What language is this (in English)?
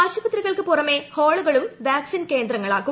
Malayalam